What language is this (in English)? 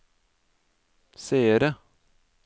Norwegian